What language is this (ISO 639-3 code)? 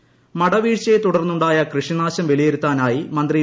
mal